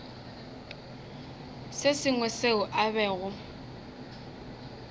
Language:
Northern Sotho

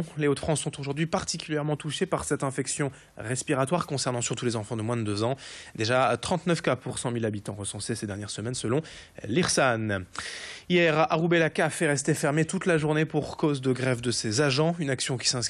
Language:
French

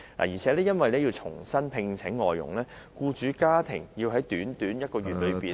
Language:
Cantonese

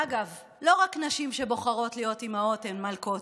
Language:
Hebrew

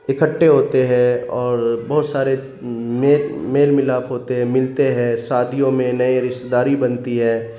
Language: Urdu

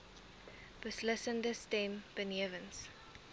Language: Afrikaans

